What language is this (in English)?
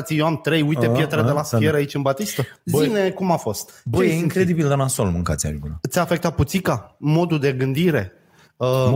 Romanian